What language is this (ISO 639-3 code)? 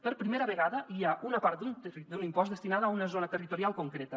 cat